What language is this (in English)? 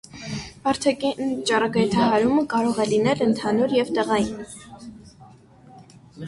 Armenian